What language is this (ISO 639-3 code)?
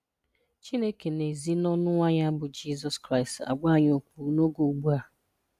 ibo